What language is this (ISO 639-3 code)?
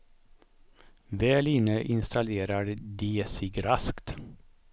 swe